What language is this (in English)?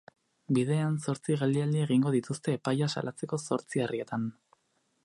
Basque